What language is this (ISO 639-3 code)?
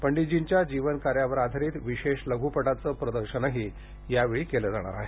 mar